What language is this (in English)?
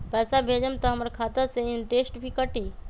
Magahi